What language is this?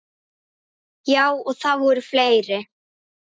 Icelandic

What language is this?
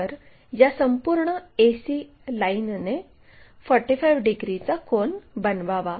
Marathi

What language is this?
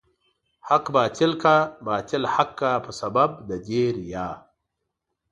Pashto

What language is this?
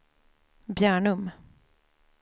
Swedish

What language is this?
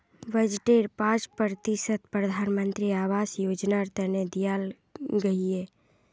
Magahi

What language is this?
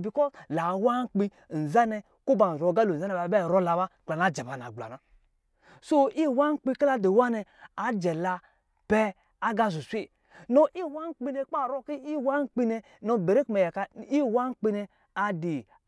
Lijili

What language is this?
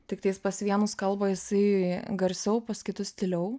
Lithuanian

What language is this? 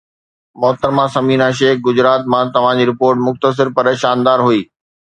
Sindhi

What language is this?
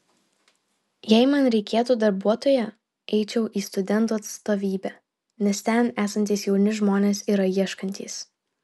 Lithuanian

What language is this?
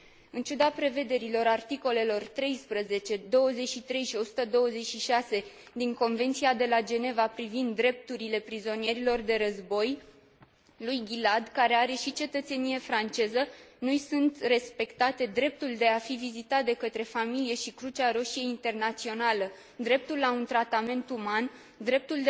Romanian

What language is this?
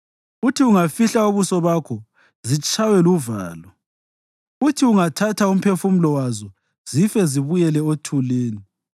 North Ndebele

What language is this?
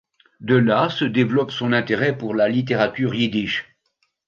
French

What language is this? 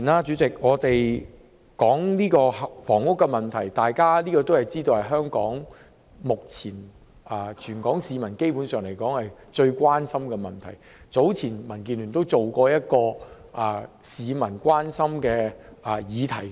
Cantonese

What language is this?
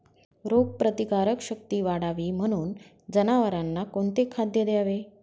Marathi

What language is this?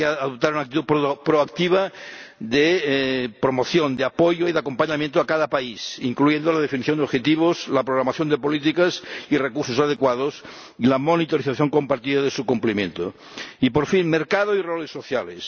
Spanish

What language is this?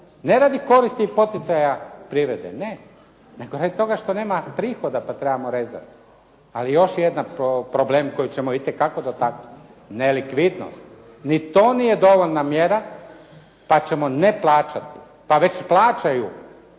Croatian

